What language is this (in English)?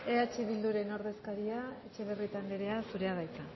Basque